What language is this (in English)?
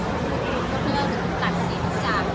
Thai